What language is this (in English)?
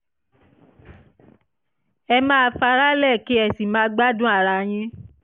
Yoruba